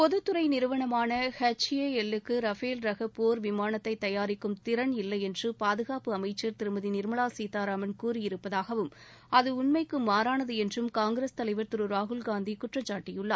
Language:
Tamil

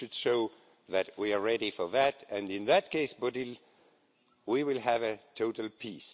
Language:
English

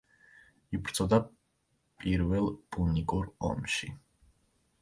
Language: Georgian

